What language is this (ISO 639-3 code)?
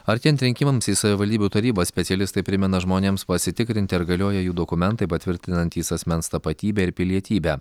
lit